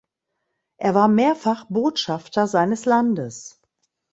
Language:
German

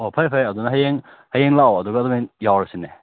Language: Manipuri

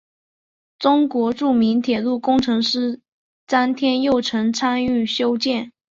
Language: Chinese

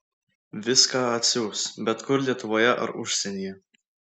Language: Lithuanian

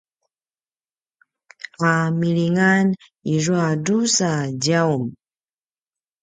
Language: Paiwan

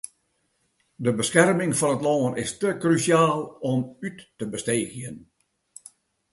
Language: Western Frisian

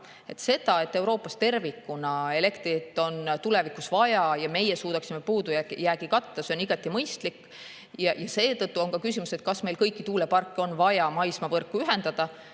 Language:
Estonian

